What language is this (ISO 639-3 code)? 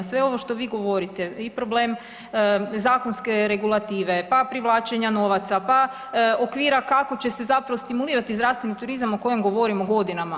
hrv